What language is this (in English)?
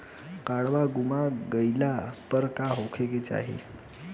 Bhojpuri